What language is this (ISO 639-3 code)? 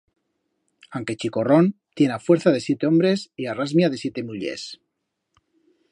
arg